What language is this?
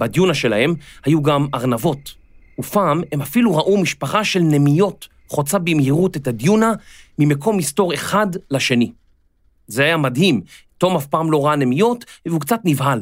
Hebrew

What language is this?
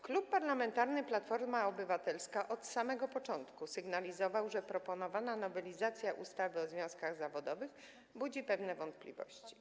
Polish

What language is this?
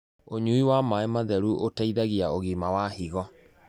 Kikuyu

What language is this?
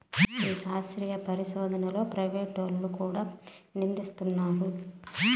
Telugu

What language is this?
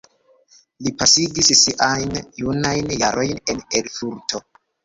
Esperanto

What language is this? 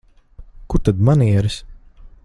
Latvian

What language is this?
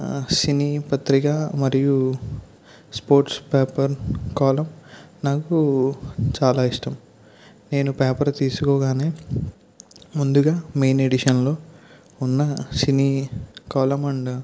Telugu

